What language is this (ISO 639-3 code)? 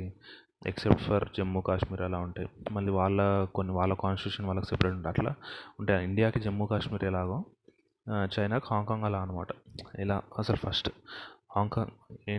tel